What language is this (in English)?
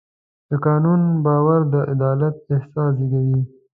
Pashto